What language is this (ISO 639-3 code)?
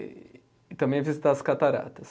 por